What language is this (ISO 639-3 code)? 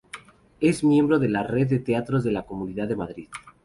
spa